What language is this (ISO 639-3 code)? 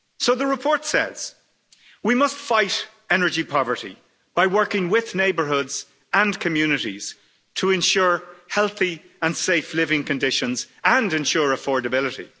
eng